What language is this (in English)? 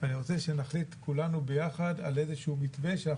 Hebrew